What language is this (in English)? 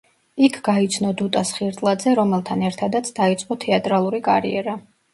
Georgian